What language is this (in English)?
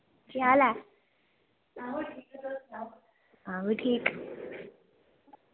Dogri